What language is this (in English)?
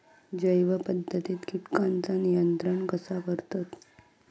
Marathi